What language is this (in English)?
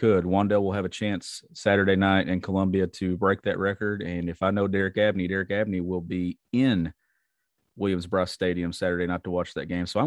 English